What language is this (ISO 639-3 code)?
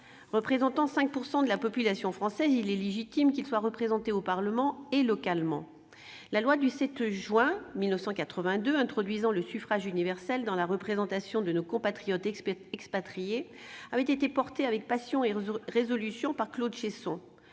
fra